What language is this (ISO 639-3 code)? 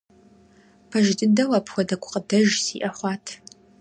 kbd